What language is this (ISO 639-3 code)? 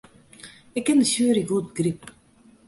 fry